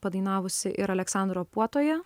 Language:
Lithuanian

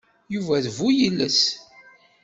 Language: Kabyle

